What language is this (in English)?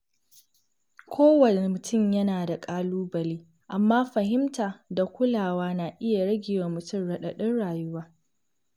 Hausa